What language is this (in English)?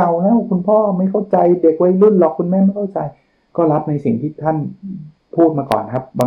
Thai